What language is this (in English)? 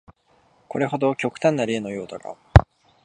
Japanese